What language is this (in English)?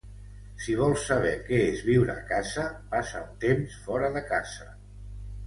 Catalan